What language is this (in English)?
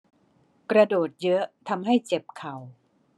Thai